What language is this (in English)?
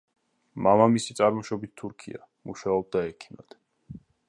Georgian